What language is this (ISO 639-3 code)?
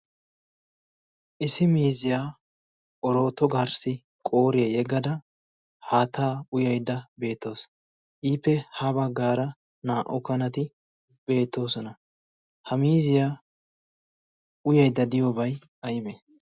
wal